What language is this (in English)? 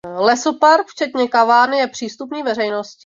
Czech